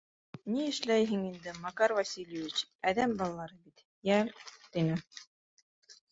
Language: Bashkir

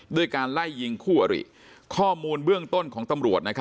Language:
Thai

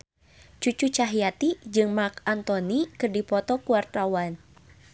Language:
Sundanese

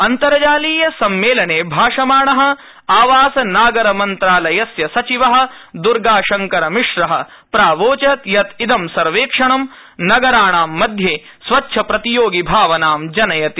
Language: Sanskrit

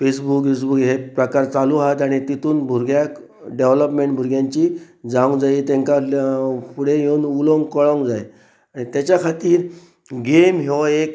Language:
Konkani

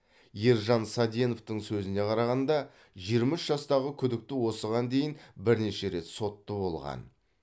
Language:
Kazakh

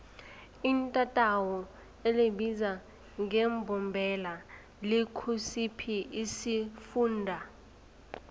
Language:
South Ndebele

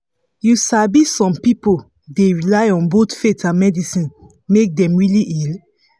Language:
Nigerian Pidgin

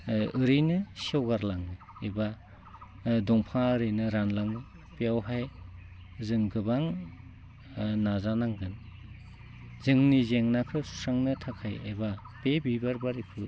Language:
Bodo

